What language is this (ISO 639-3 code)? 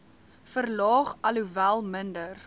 afr